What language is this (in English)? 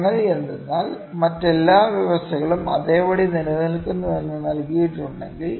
Malayalam